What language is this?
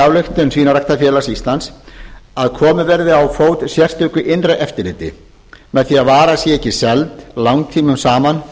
Icelandic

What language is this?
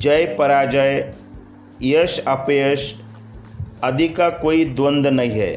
Hindi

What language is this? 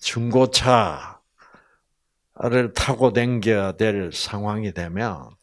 Korean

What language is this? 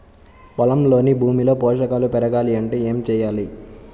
Telugu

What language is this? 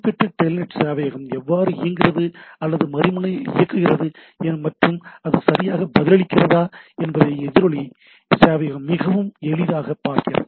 Tamil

